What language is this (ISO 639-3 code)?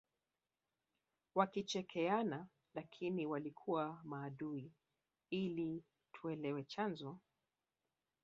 swa